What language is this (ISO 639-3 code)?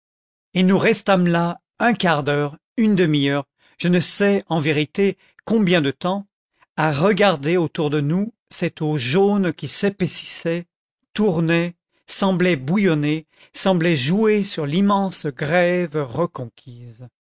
fra